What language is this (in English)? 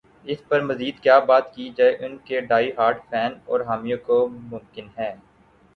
Urdu